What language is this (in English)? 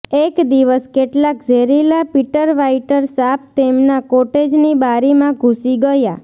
Gujarati